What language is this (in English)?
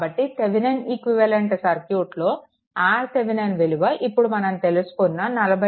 Telugu